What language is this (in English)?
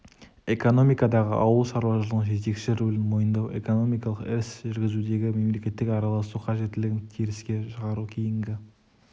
Kazakh